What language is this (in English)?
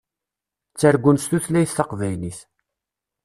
Kabyle